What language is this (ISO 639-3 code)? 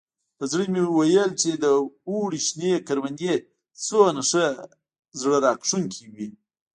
pus